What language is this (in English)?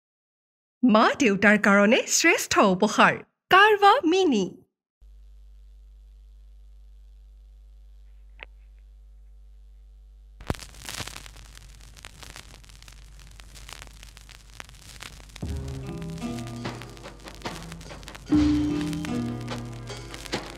Thai